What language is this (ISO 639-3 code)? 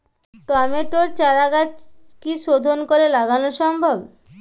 ben